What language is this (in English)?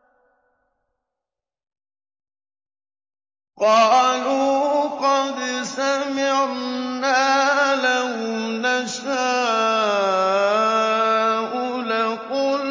Arabic